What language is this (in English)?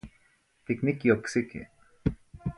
Zacatlán-Ahuacatlán-Tepetzintla Nahuatl